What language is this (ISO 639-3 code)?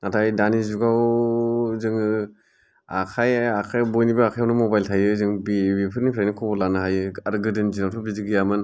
brx